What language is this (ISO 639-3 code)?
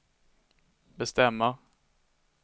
swe